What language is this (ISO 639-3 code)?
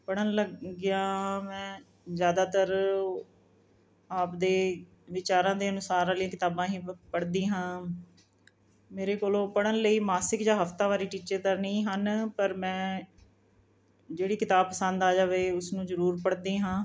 pan